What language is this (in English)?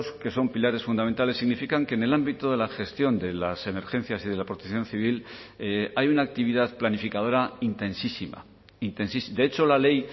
Spanish